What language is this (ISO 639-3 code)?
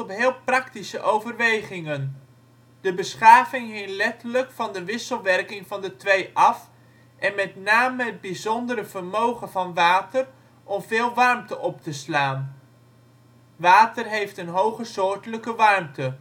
nld